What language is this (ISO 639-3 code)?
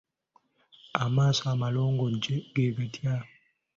lug